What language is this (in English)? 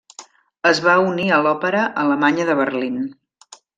Catalan